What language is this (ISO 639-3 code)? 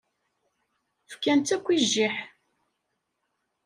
kab